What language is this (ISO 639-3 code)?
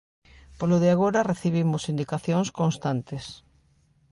glg